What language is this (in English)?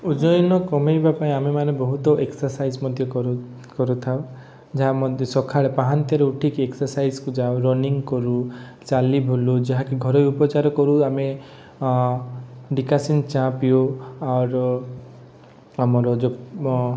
Odia